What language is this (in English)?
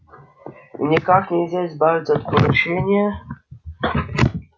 Russian